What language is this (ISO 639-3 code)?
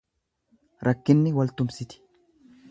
orm